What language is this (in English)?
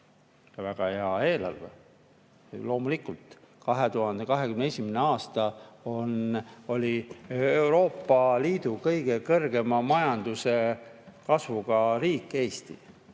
Estonian